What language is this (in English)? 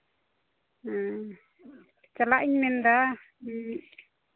Santali